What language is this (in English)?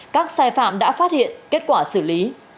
Vietnamese